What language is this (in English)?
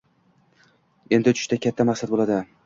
Uzbek